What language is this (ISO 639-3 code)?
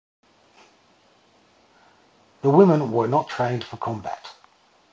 eng